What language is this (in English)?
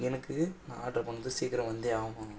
Tamil